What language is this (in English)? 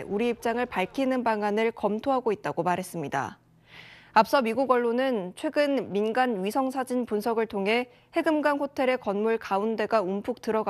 Korean